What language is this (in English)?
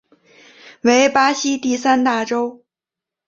Chinese